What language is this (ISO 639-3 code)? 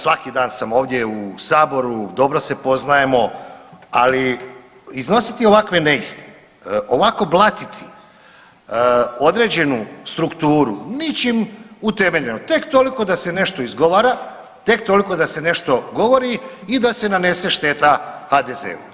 hrv